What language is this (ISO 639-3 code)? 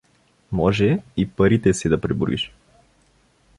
bul